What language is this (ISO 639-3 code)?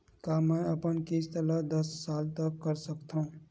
hne